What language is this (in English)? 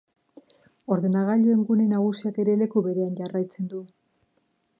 Basque